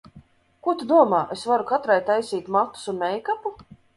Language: Latvian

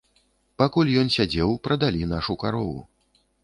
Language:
Belarusian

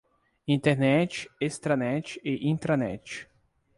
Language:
Portuguese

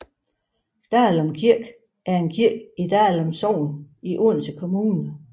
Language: Danish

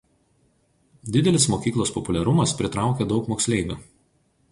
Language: Lithuanian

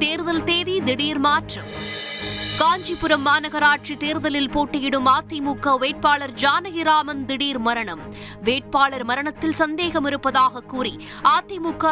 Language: Tamil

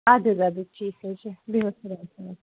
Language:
Kashmiri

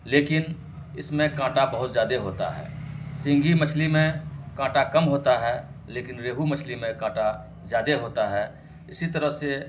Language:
Urdu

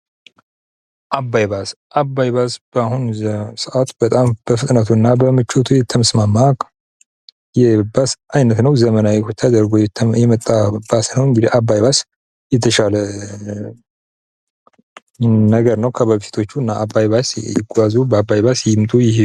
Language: Amharic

